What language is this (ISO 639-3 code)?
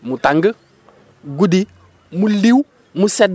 wol